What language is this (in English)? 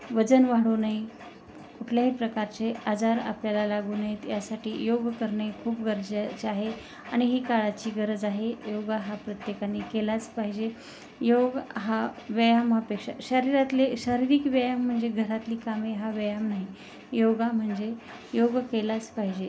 Marathi